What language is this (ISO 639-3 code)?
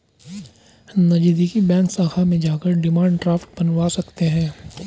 hin